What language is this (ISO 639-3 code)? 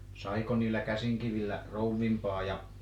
fin